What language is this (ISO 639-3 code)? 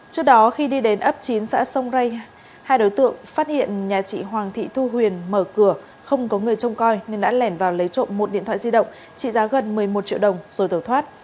vie